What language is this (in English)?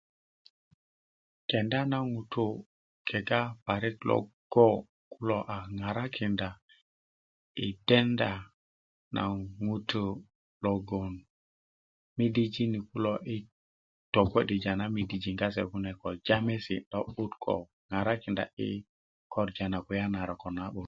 Kuku